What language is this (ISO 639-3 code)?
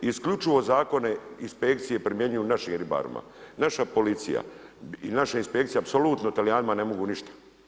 hrv